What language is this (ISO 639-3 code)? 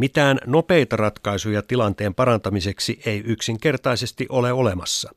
fin